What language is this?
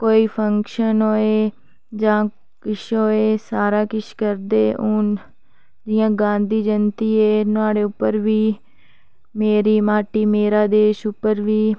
Dogri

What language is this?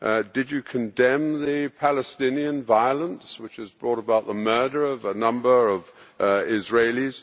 English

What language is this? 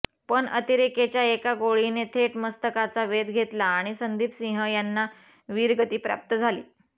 Marathi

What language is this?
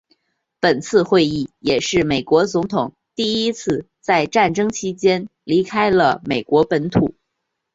Chinese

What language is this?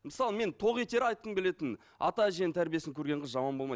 Kazakh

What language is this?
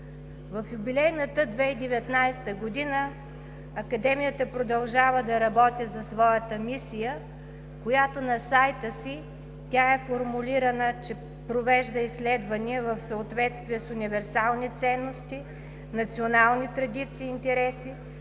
Bulgarian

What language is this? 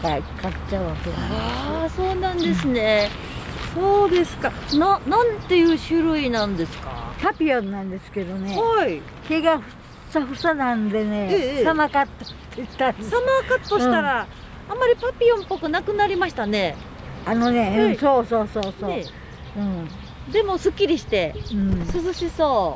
Japanese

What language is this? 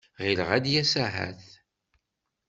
Kabyle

